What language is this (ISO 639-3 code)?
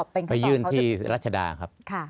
tha